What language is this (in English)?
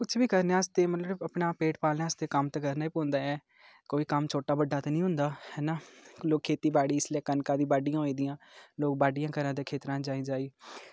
Dogri